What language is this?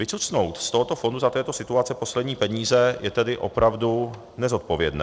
Czech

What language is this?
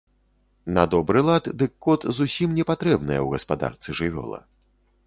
Belarusian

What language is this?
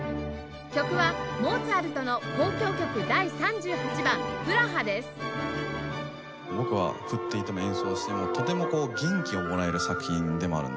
Japanese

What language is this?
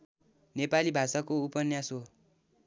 Nepali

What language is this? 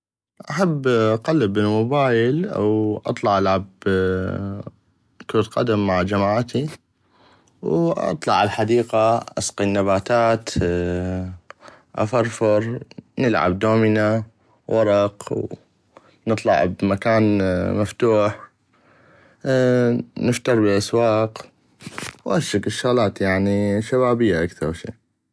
North Mesopotamian Arabic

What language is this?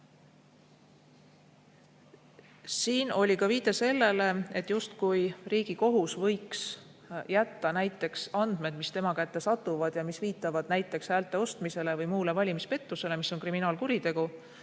Estonian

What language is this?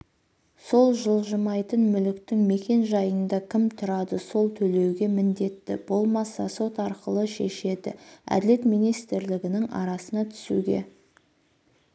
Kazakh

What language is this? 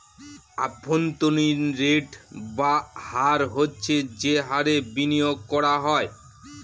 Bangla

